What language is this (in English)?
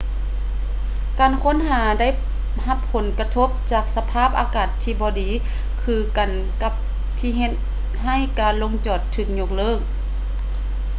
Lao